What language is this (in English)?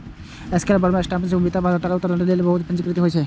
Maithili